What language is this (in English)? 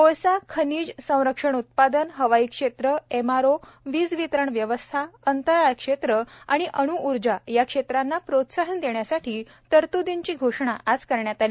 Marathi